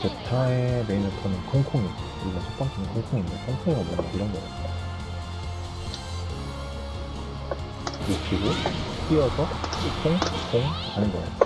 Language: Korean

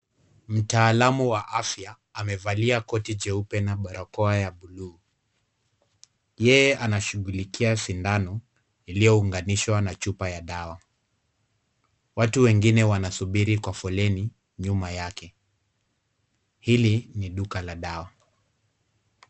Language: Swahili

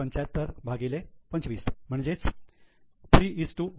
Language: Marathi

